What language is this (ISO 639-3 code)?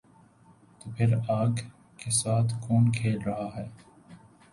urd